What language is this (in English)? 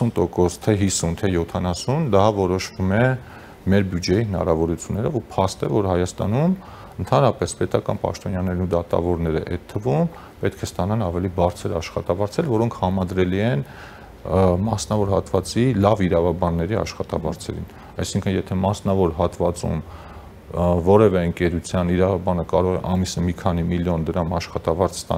Romanian